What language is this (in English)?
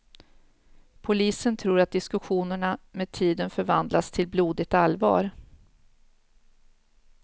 Swedish